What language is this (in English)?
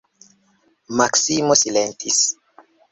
Esperanto